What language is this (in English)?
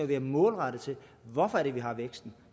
Danish